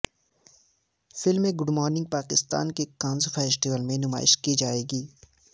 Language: Urdu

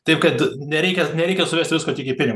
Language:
Lithuanian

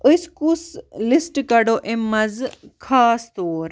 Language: Kashmiri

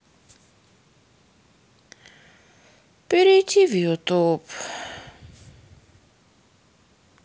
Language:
Russian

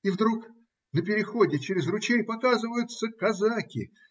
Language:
Russian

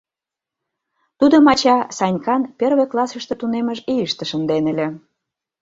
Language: Mari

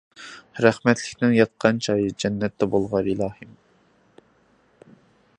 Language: Uyghur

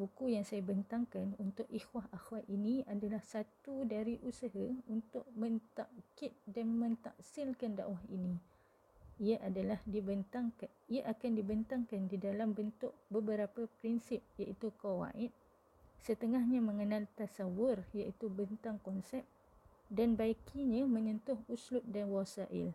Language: Malay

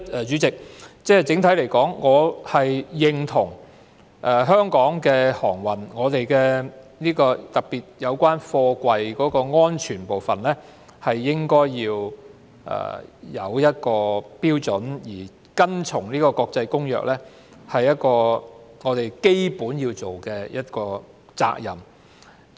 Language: Cantonese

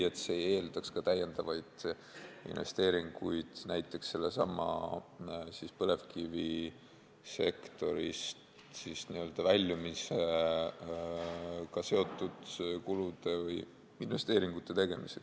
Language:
Estonian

